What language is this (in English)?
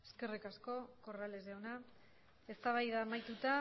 Basque